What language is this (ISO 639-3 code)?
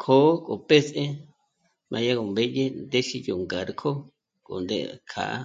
mmc